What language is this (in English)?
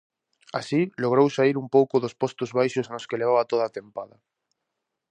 Galician